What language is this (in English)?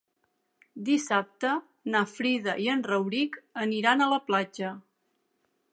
Catalan